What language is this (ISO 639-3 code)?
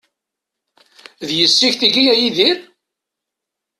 kab